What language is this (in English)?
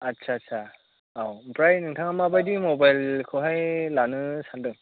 Bodo